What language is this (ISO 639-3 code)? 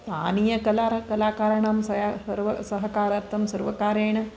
san